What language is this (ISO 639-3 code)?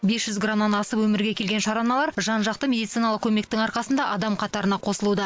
kaz